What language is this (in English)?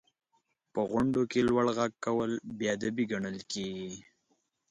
Pashto